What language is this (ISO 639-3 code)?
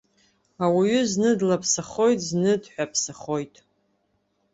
abk